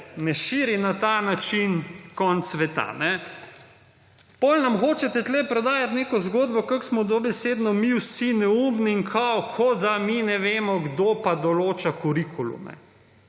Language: Slovenian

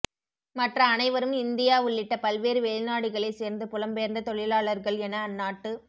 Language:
Tamil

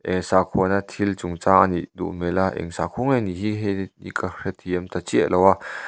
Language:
Mizo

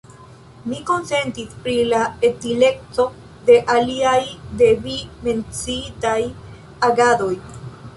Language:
Esperanto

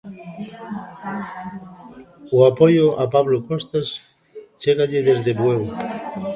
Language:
Galician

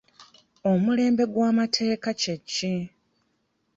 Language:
Ganda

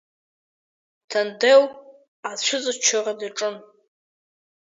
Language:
Abkhazian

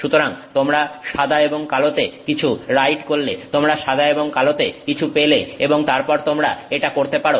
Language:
Bangla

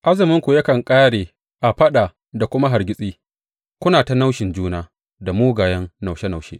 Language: Hausa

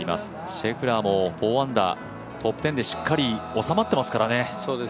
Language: Japanese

